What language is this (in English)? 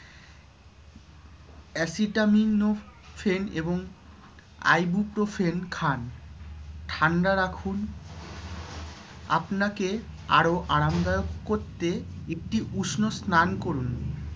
Bangla